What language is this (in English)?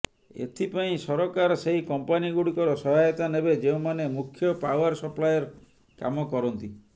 Odia